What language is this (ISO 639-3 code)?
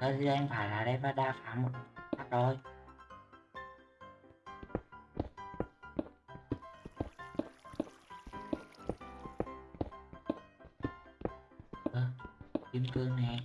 vie